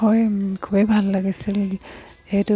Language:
Assamese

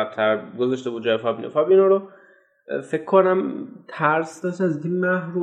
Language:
Persian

